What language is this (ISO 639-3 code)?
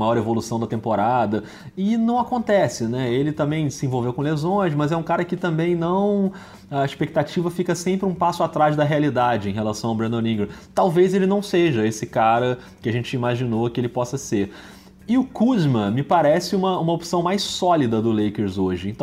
por